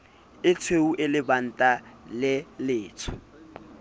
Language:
Southern Sotho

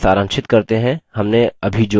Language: Hindi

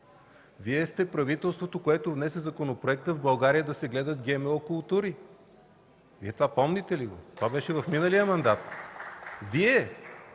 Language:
Bulgarian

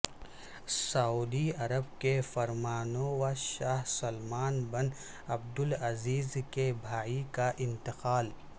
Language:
Urdu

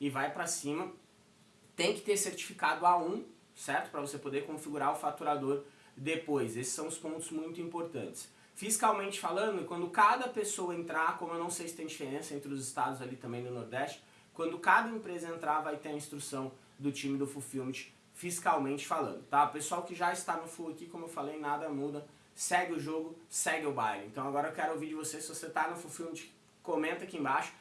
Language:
Portuguese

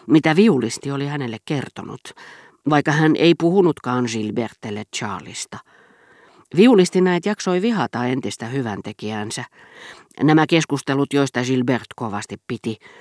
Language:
Finnish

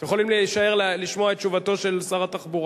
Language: Hebrew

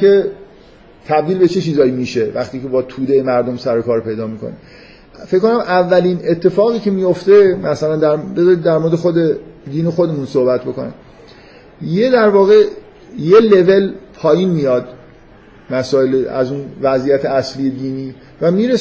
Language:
Persian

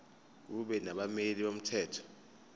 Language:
Zulu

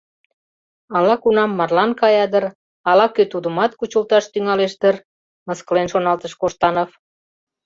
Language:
Mari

